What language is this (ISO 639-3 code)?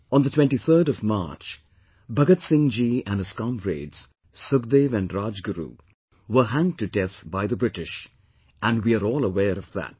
eng